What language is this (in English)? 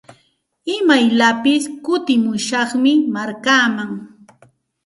Santa Ana de Tusi Pasco Quechua